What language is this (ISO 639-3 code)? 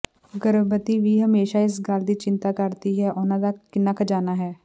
pan